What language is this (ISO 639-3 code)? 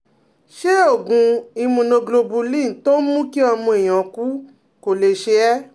yor